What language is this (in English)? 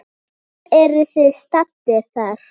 Icelandic